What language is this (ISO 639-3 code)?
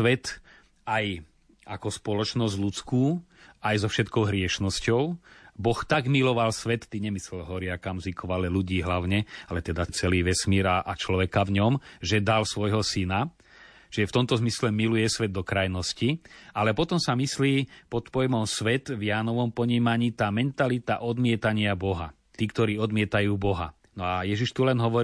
slk